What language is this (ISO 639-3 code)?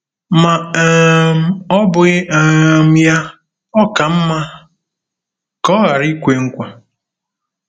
ibo